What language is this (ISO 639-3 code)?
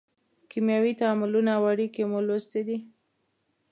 pus